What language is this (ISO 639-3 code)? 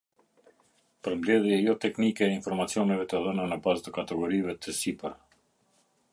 sqi